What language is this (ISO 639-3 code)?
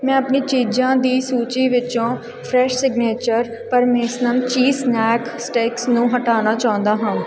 pan